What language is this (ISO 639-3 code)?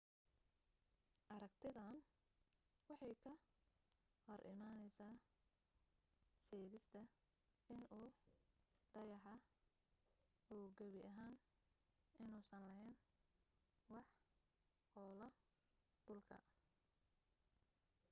som